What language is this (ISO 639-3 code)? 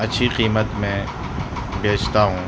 urd